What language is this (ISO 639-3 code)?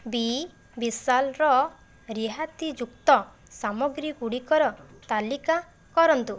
ori